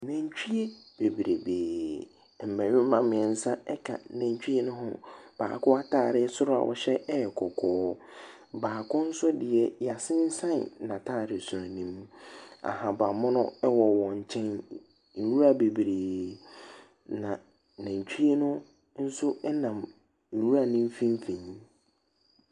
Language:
Akan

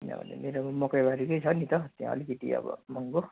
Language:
Nepali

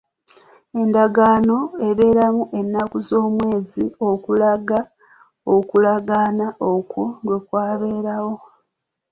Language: Ganda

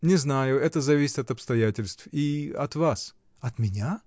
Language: Russian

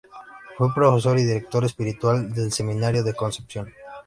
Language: Spanish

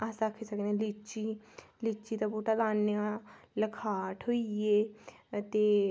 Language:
Dogri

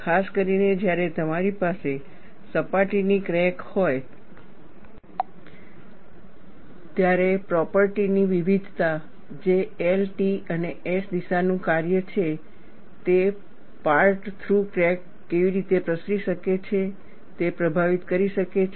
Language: Gujarati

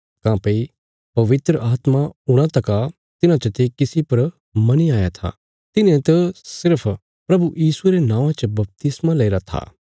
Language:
Bilaspuri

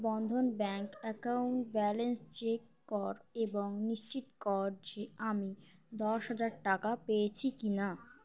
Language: Bangla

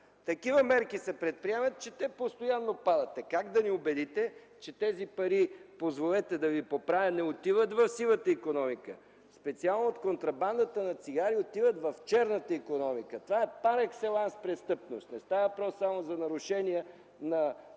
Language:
Bulgarian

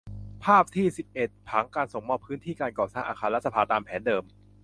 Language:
Thai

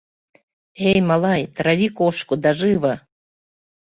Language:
Mari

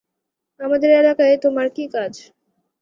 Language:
Bangla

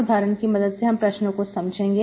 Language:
Hindi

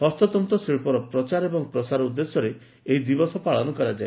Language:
Odia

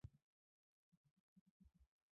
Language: Chinese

